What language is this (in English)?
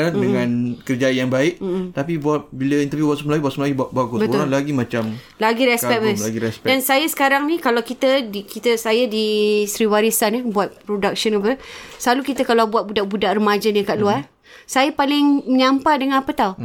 Malay